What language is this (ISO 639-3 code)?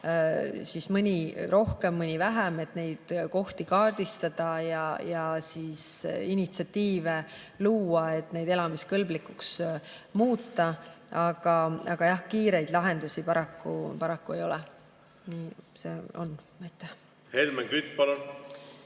est